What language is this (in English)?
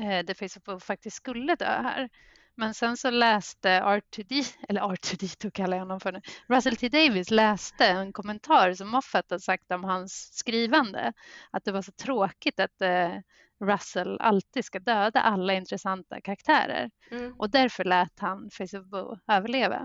Swedish